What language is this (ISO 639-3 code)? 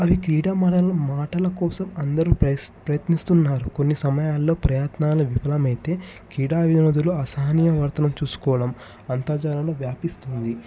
tel